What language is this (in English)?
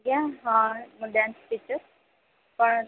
Odia